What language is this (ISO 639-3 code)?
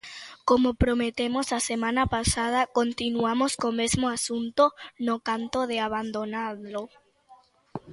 glg